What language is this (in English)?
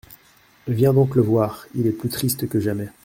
French